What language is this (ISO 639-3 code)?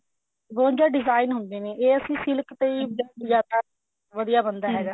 pan